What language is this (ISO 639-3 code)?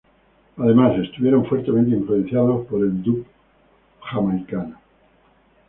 spa